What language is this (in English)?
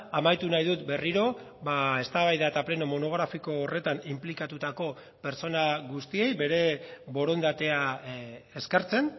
Basque